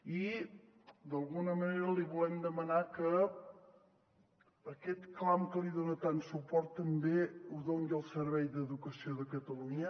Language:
Catalan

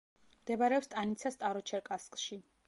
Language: Georgian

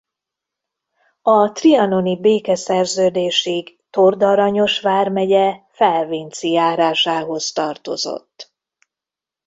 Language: Hungarian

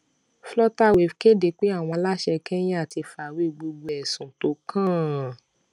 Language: Yoruba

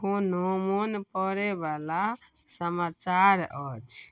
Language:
Maithili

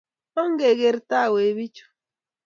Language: Kalenjin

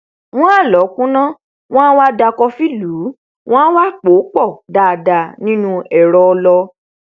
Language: Yoruba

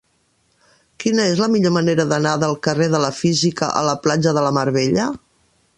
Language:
Catalan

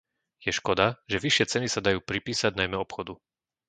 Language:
Slovak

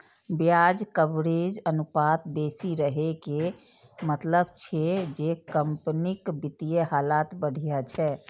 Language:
Maithili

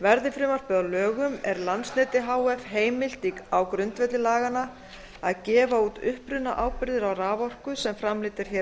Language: Icelandic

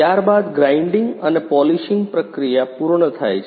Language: Gujarati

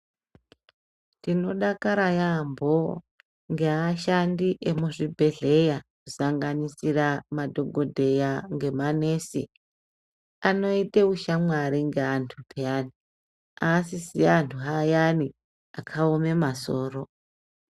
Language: Ndau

